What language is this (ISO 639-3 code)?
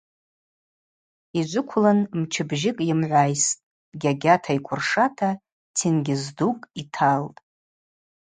abq